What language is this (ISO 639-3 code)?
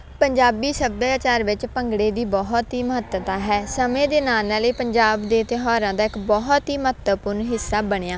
pan